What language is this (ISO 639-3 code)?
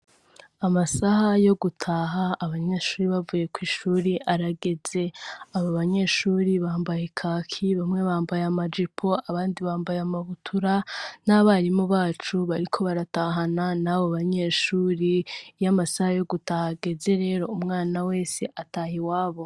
run